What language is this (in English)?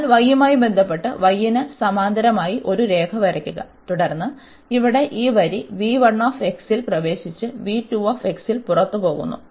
Malayalam